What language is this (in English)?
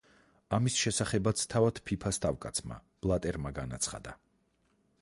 Georgian